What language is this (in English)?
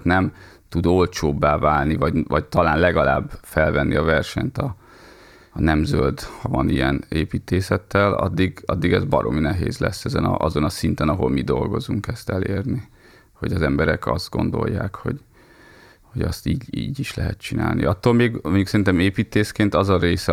Hungarian